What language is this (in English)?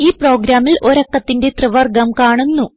Malayalam